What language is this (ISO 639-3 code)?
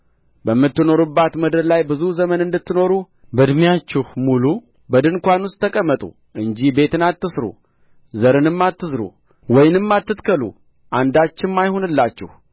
amh